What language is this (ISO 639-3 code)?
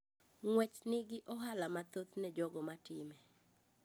luo